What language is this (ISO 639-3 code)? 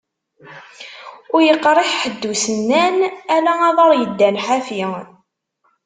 kab